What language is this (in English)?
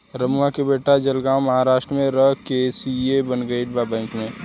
Bhojpuri